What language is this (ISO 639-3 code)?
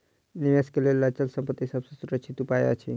mai